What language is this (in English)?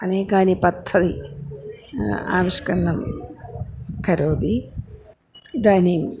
Sanskrit